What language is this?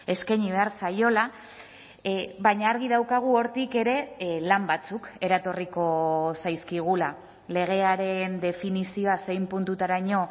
Basque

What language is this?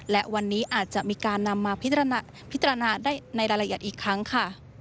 Thai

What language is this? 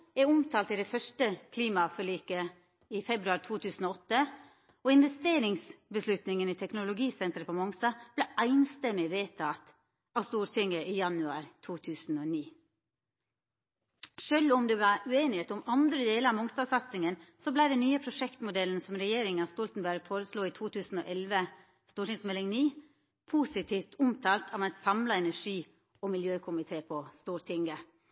Norwegian Nynorsk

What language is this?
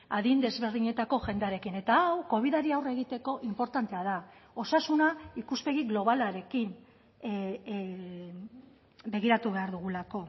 Basque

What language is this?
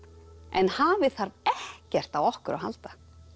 Icelandic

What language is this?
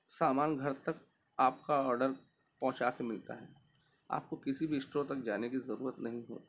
Urdu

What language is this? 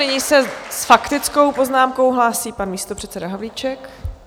Czech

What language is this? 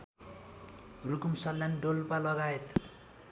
Nepali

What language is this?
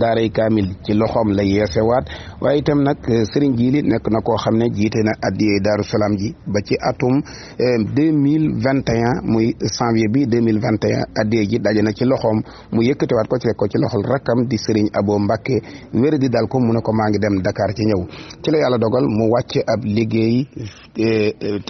French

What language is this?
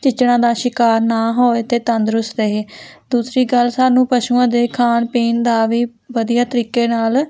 Punjabi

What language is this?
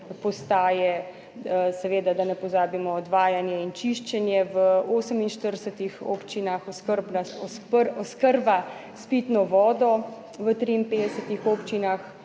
Slovenian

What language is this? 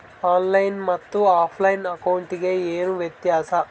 Kannada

